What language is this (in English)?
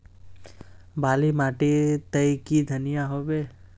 Magahi